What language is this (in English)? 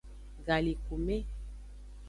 Aja (Benin)